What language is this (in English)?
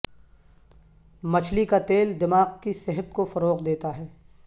Urdu